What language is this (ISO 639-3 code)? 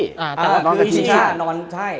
tha